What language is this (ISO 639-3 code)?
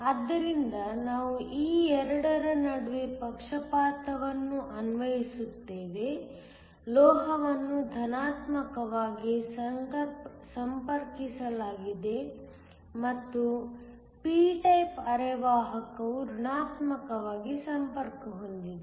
kan